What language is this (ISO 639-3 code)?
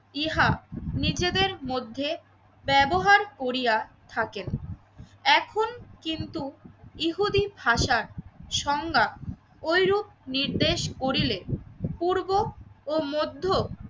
ben